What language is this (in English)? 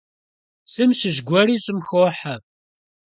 Kabardian